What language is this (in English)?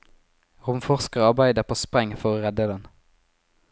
Norwegian